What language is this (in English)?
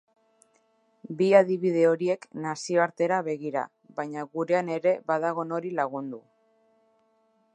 Basque